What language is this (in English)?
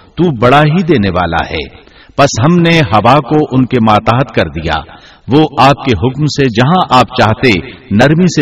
Urdu